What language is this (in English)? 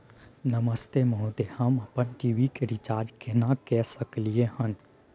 Maithili